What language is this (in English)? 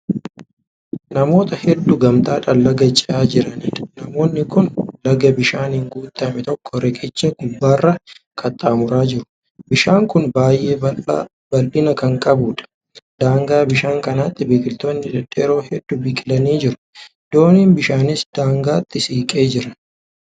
Oromo